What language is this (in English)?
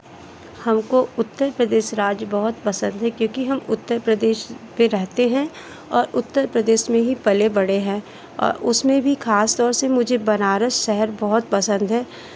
Hindi